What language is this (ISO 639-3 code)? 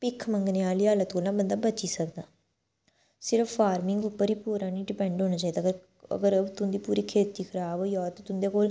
doi